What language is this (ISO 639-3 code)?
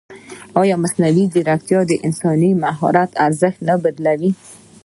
pus